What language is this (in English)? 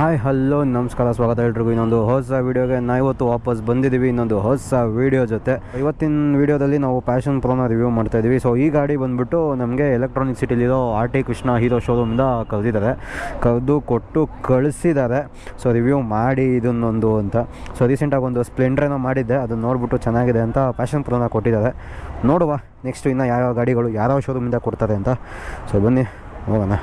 Kannada